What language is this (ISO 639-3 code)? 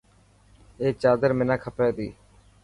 mki